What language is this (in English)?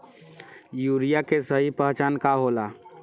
Bhojpuri